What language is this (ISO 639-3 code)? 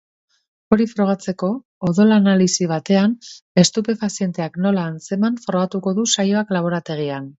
eus